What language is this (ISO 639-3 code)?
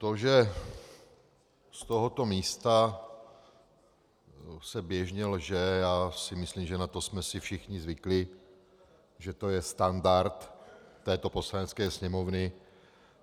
ces